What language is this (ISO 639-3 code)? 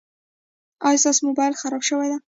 pus